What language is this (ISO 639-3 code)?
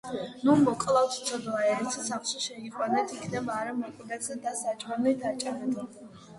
kat